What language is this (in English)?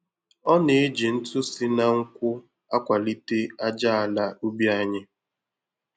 Igbo